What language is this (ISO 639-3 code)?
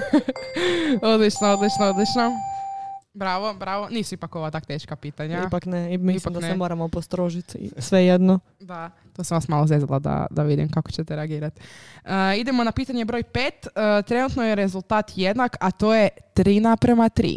hrv